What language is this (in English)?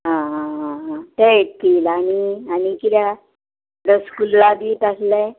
Konkani